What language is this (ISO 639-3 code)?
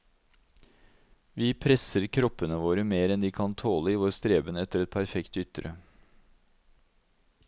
nor